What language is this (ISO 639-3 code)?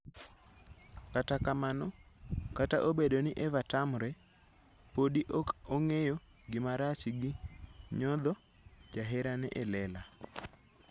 luo